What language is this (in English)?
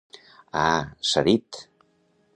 Catalan